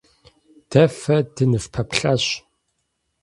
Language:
Kabardian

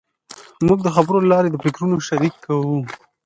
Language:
Pashto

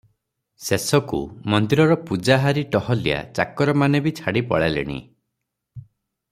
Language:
Odia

